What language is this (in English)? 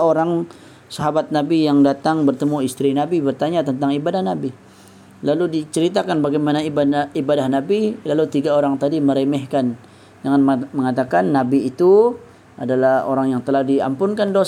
Malay